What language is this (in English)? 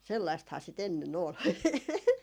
Finnish